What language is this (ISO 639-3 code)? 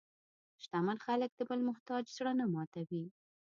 pus